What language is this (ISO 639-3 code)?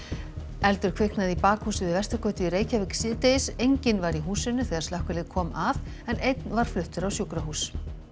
isl